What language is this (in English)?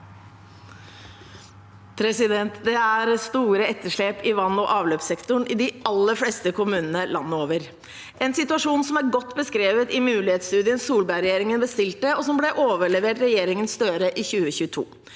Norwegian